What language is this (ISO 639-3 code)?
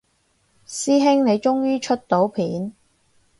yue